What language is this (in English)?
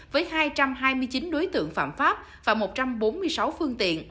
Vietnamese